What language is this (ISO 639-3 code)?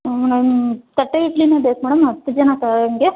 kan